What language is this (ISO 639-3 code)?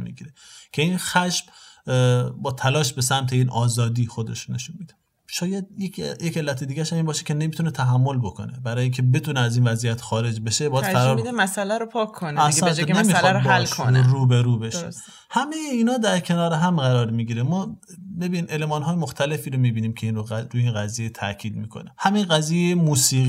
fas